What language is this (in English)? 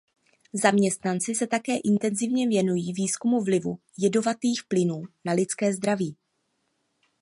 Czech